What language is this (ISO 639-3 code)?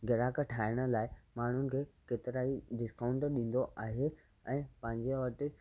snd